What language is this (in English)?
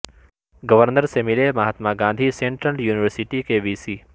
Urdu